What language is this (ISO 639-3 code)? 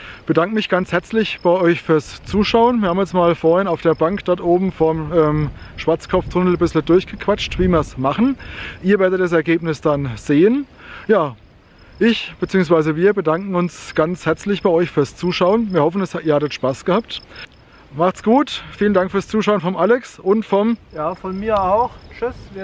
deu